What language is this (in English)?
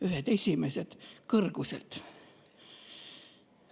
Estonian